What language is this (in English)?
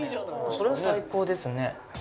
Japanese